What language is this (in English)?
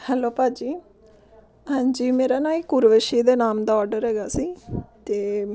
Punjabi